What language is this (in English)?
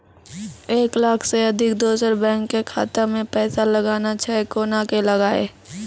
Maithili